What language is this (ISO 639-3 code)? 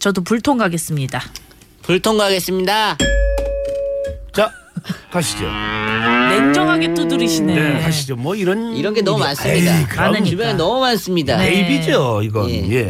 kor